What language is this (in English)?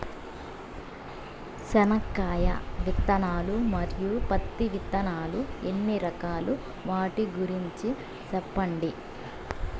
Telugu